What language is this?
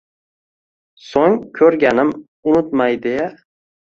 Uzbek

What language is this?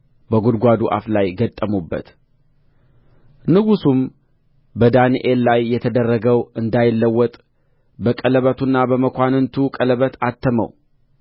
Amharic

